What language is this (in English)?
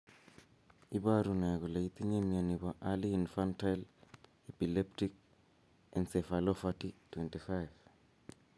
Kalenjin